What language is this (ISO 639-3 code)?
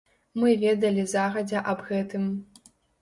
bel